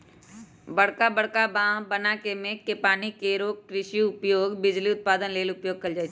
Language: Magahi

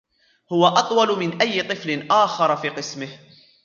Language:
Arabic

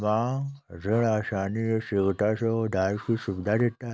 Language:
Hindi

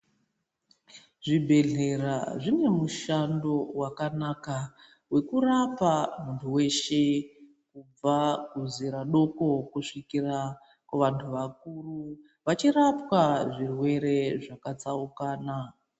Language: Ndau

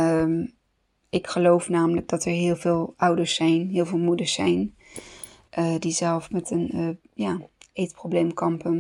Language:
Dutch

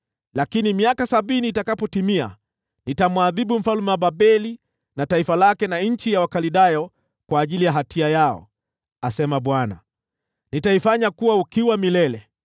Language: Swahili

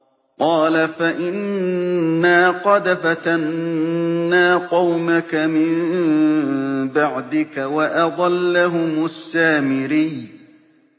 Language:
Arabic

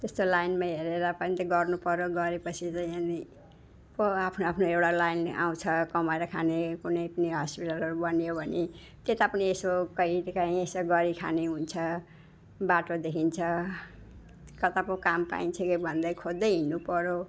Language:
Nepali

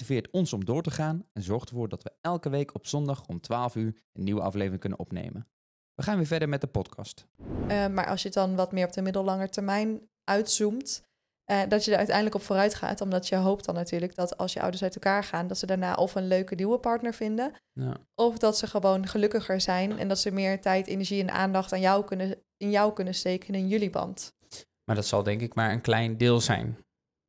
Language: Dutch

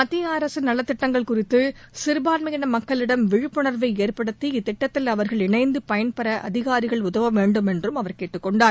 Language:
Tamil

